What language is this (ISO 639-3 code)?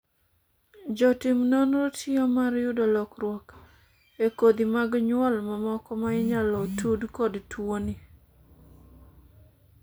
luo